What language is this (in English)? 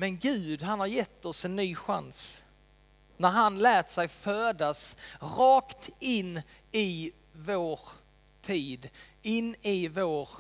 Swedish